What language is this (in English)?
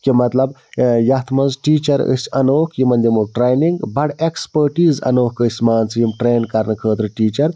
Kashmiri